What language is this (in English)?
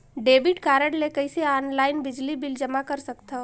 Chhattisgarhi